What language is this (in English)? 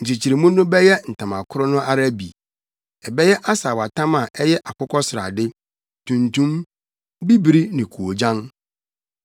Akan